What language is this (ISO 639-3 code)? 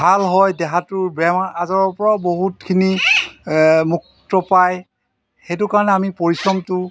asm